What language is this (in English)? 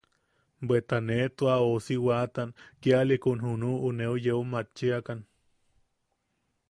Yaqui